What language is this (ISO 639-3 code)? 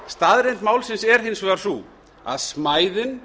isl